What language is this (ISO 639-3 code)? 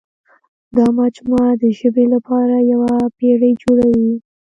pus